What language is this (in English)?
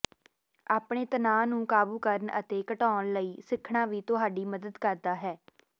Punjabi